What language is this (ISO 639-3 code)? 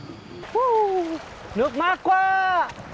vie